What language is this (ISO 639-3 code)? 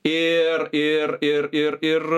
lit